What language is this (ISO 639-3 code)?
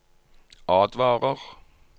nor